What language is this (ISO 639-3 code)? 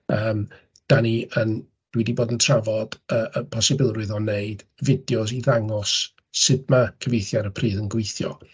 cym